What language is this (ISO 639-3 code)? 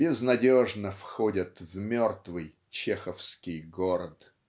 rus